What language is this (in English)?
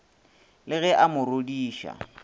Northern Sotho